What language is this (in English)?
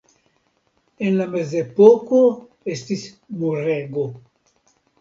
Esperanto